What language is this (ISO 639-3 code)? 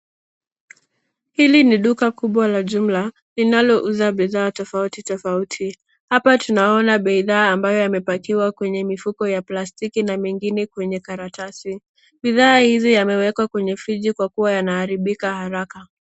swa